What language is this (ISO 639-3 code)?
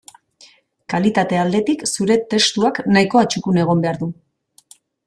eus